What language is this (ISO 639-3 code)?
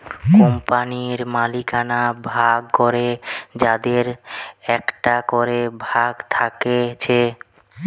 ben